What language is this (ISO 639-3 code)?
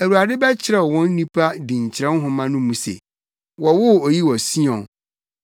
aka